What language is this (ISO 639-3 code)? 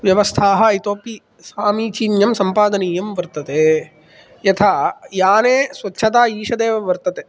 san